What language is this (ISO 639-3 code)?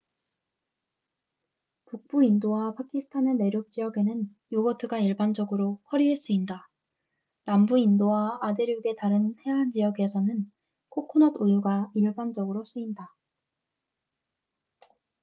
kor